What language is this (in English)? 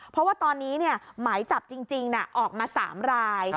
Thai